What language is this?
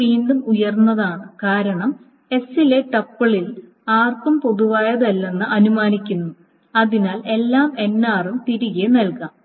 Malayalam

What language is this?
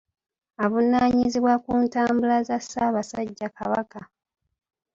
Ganda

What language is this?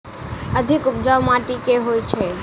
Maithili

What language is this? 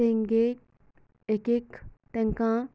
Konkani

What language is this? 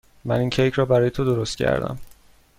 Persian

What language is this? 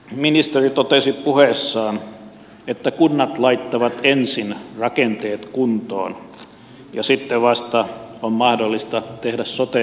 Finnish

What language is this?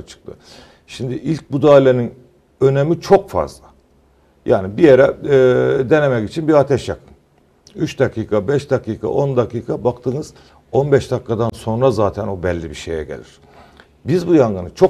Turkish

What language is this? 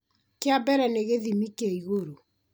Kikuyu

